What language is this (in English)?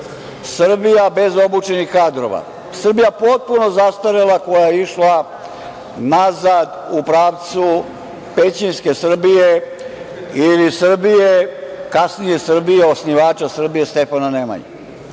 Serbian